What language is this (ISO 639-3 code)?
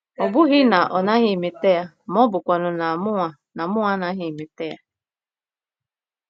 ibo